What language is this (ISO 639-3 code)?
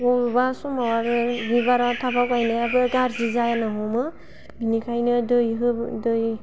brx